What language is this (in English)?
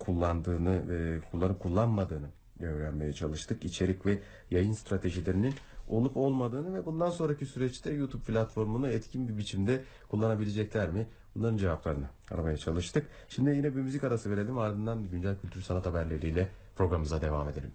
Turkish